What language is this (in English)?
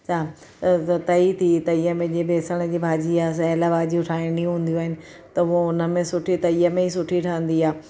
Sindhi